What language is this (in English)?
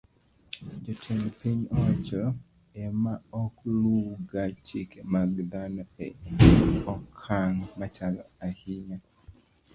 Luo (Kenya and Tanzania)